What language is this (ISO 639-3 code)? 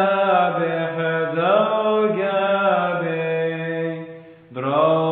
ara